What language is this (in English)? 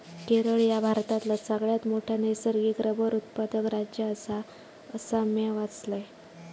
Marathi